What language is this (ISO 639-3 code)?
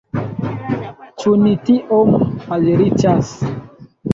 epo